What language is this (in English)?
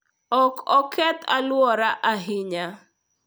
Luo (Kenya and Tanzania)